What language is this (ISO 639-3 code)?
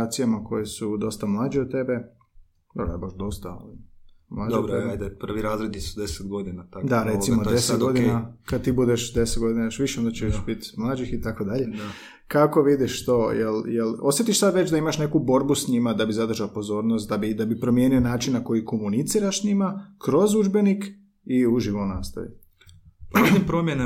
hrv